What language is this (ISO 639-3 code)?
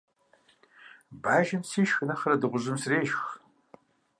kbd